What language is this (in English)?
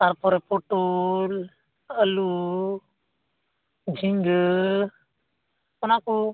Santali